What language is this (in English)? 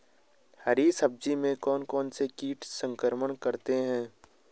Hindi